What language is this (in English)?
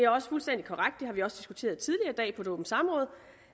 Danish